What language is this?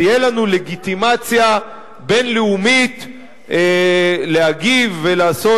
Hebrew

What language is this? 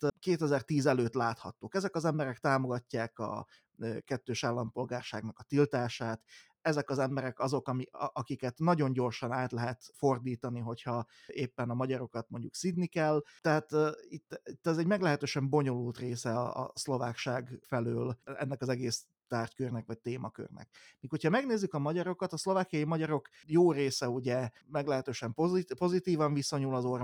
Hungarian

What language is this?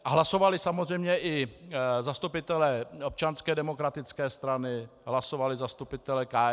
Czech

